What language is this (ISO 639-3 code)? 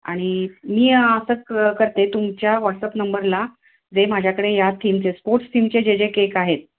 mar